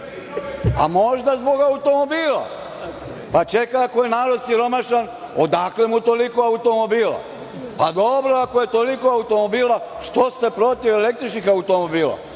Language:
Serbian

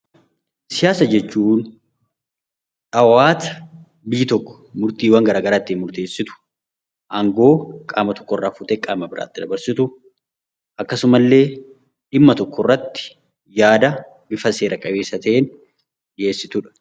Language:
Oromo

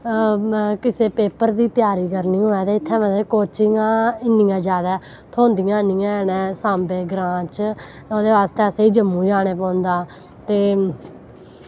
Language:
Dogri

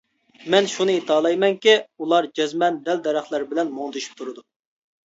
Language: Uyghur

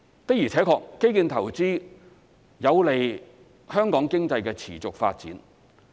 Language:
Cantonese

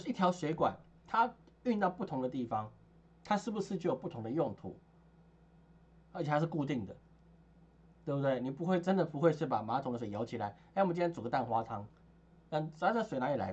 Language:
Chinese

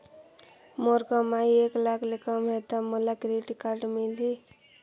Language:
Chhattisgarhi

